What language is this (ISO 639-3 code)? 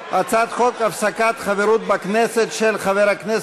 heb